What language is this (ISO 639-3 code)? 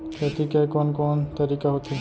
hne